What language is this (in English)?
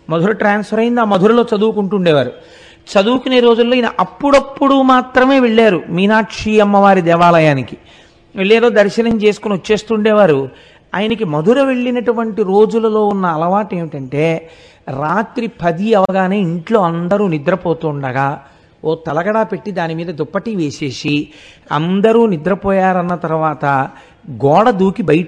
Telugu